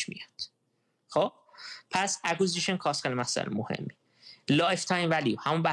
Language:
Persian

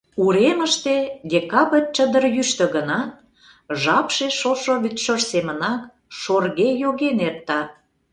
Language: Mari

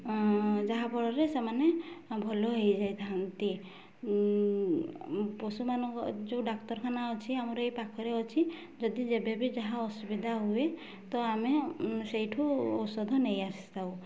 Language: Odia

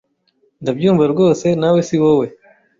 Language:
Kinyarwanda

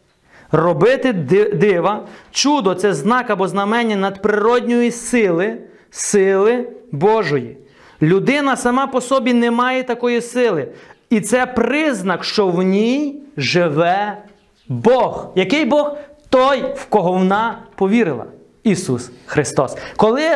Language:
Ukrainian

